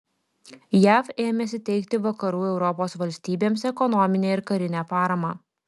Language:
Lithuanian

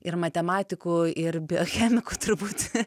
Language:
Lithuanian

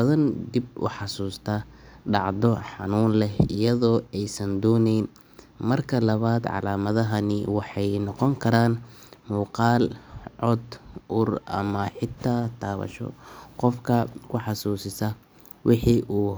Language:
Somali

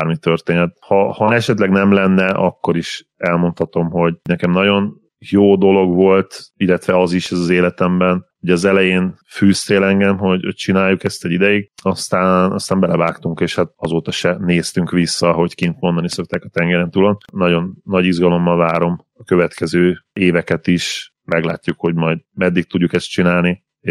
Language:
Hungarian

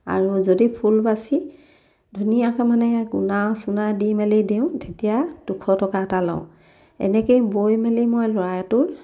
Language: Assamese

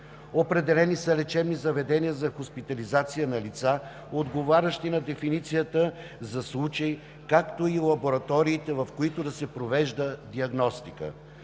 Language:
Bulgarian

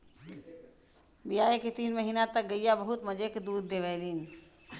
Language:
Bhojpuri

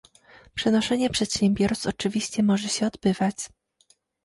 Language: Polish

